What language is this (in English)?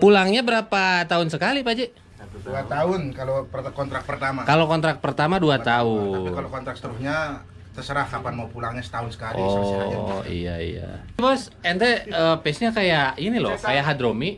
Indonesian